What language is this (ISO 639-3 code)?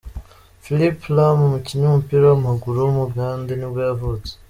kin